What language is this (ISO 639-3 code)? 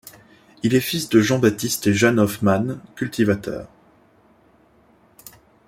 fra